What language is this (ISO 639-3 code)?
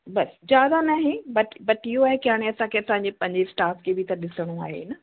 snd